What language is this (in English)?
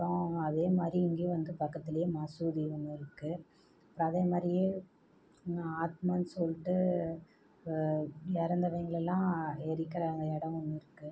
Tamil